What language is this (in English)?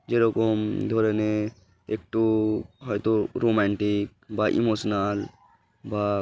Bangla